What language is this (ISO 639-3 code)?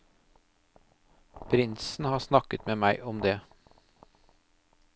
nor